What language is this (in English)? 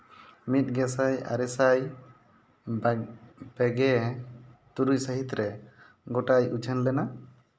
Santali